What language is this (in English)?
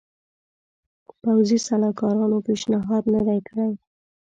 Pashto